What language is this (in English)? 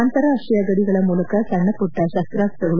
Kannada